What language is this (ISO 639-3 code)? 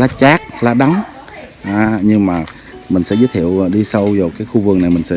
vie